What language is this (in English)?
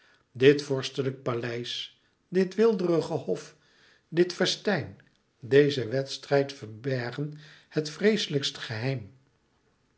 Dutch